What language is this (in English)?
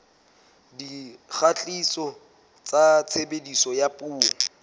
Southern Sotho